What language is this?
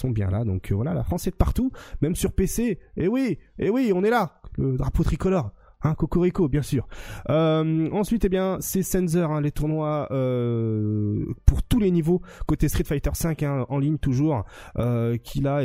French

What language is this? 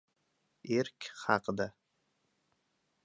Uzbek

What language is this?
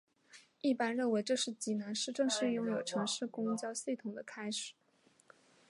Chinese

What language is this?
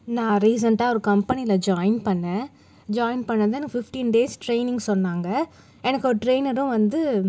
Tamil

